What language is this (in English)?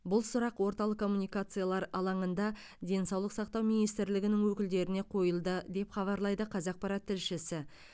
Kazakh